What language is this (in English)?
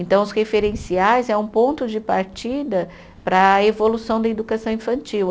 Portuguese